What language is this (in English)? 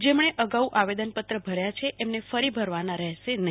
Gujarati